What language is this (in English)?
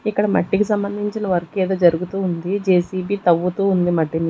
Telugu